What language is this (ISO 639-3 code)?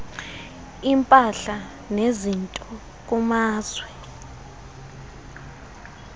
xho